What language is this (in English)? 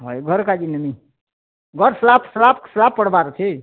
Odia